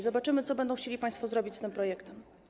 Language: Polish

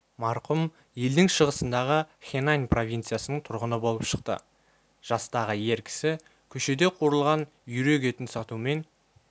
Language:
Kazakh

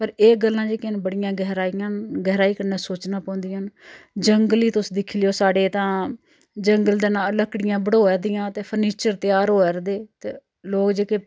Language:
Dogri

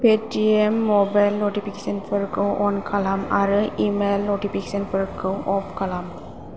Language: Bodo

